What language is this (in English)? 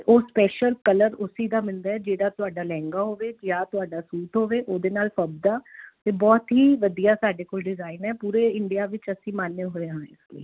Punjabi